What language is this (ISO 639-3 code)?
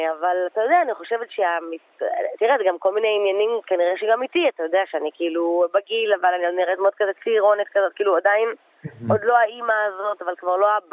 heb